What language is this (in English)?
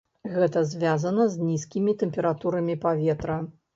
Belarusian